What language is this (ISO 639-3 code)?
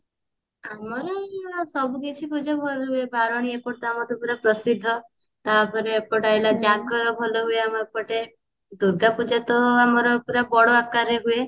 ori